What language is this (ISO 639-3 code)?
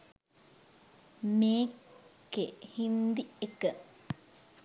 sin